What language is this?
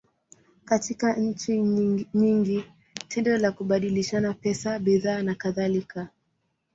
Swahili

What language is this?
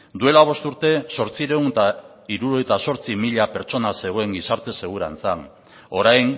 Basque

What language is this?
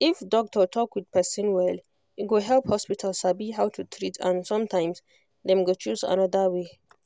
Nigerian Pidgin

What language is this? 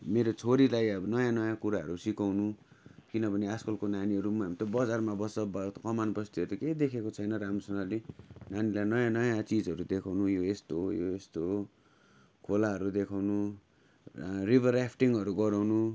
Nepali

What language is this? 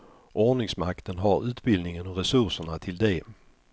Swedish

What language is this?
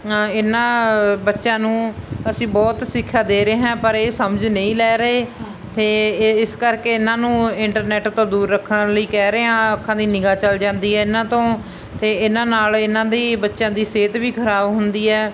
Punjabi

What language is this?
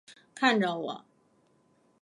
Chinese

